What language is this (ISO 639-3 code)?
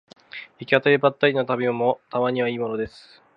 jpn